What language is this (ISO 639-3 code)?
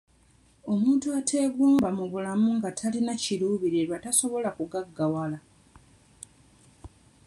lug